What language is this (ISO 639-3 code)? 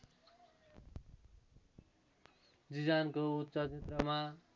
nep